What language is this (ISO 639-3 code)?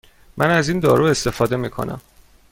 fas